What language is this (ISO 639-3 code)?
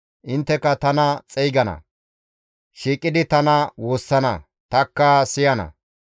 gmv